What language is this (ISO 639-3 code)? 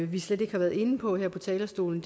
dan